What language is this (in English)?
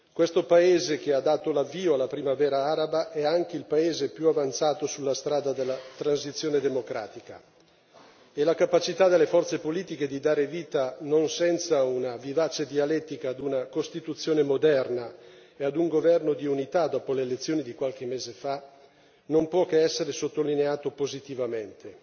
Italian